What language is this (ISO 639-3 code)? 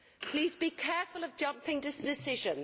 eng